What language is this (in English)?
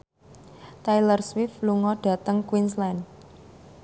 Javanese